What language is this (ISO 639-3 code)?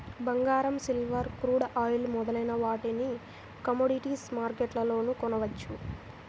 tel